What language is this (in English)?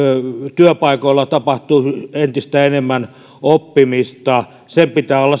Finnish